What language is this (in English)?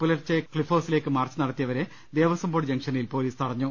Malayalam